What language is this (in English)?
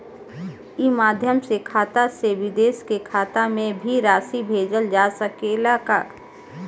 Bhojpuri